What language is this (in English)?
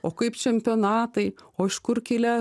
Lithuanian